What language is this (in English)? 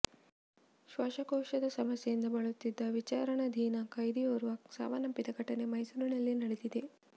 Kannada